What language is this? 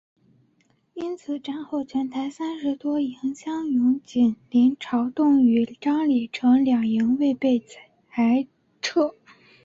Chinese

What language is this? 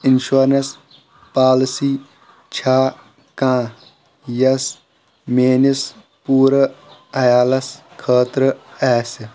Kashmiri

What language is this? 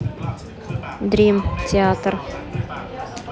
Russian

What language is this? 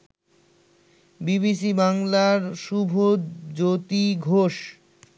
Bangla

